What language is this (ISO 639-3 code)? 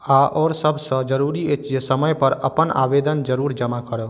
mai